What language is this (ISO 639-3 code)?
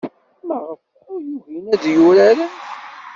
kab